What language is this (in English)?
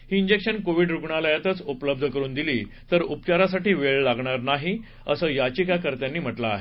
Marathi